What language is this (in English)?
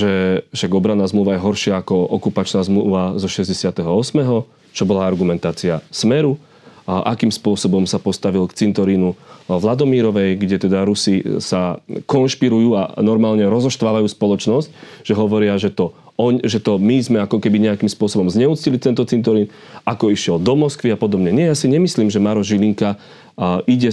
Slovak